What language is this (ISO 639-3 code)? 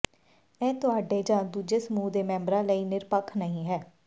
pan